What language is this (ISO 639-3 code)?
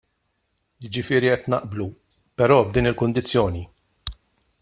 mlt